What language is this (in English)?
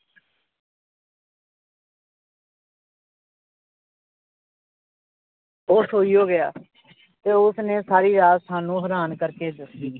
Punjabi